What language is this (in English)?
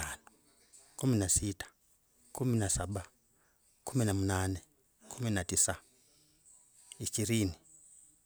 Logooli